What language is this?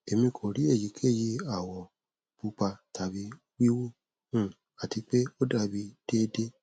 Yoruba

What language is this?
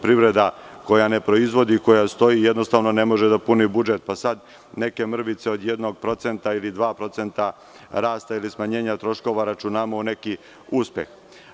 Serbian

